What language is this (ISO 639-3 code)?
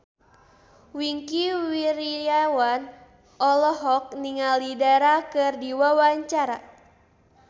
sun